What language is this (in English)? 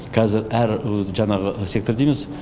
Kazakh